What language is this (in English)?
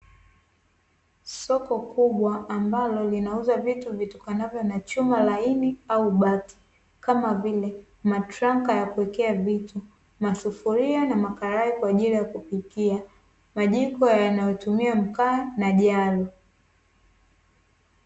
Swahili